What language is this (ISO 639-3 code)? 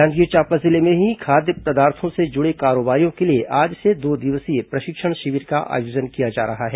hin